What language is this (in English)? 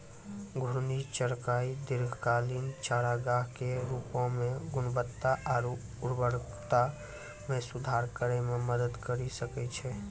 Maithili